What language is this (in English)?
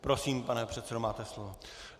Czech